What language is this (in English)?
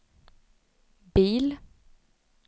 Swedish